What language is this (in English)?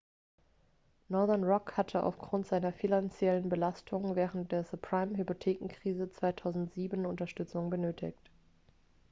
German